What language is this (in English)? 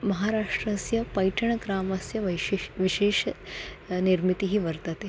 Sanskrit